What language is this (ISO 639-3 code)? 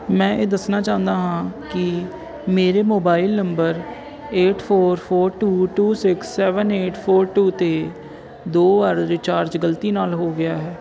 pan